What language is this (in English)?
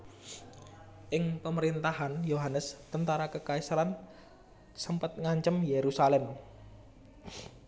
Javanese